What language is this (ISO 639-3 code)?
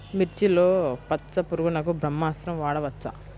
tel